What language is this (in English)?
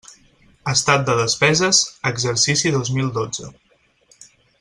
Catalan